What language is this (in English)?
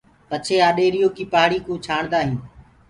Gurgula